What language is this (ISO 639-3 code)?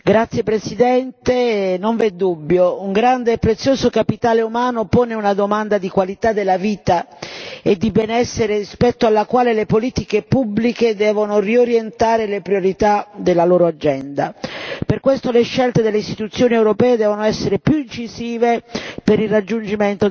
ita